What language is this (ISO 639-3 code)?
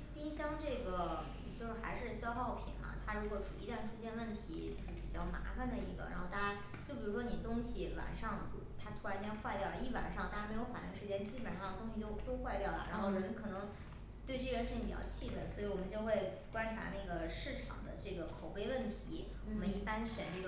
zho